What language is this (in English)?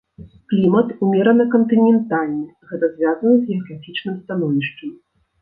Belarusian